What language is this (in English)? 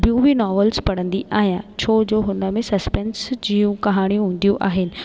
Sindhi